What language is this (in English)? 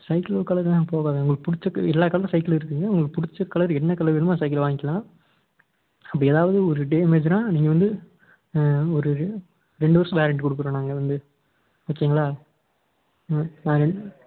Tamil